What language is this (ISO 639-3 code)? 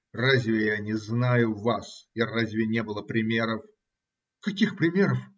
rus